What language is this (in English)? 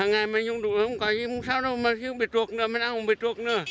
Vietnamese